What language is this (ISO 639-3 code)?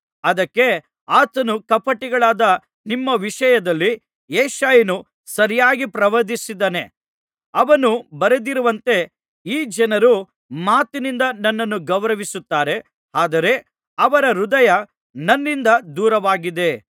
kan